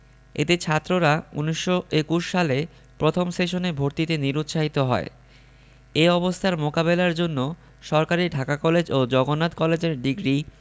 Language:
Bangla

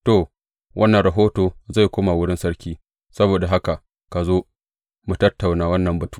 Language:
Hausa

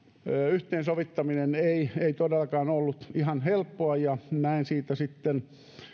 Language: Finnish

